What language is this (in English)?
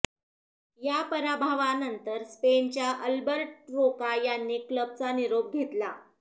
Marathi